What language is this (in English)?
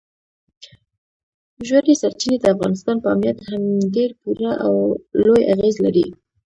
Pashto